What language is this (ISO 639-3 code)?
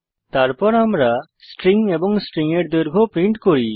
ben